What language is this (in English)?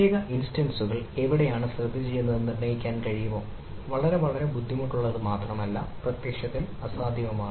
Malayalam